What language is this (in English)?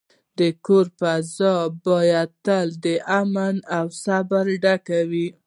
Pashto